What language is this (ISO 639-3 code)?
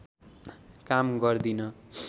nep